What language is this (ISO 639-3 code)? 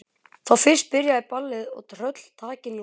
isl